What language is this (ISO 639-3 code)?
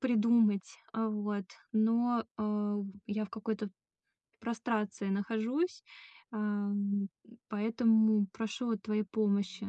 rus